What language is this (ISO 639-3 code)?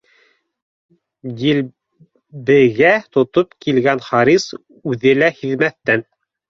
bak